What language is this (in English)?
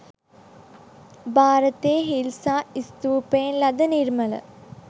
Sinhala